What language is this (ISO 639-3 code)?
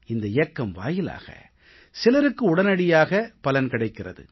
tam